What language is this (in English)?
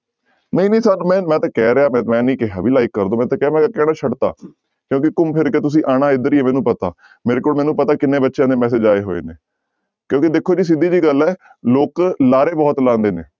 Punjabi